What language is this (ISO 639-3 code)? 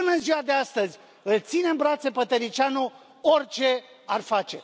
ron